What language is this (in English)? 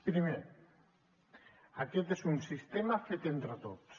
Catalan